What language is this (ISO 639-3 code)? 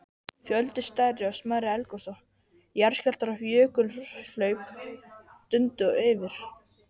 isl